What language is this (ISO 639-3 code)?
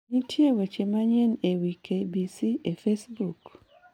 luo